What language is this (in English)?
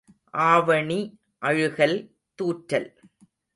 Tamil